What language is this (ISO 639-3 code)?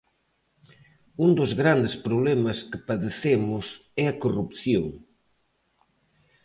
glg